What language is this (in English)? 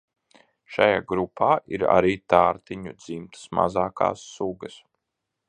Latvian